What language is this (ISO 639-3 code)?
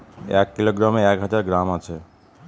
ben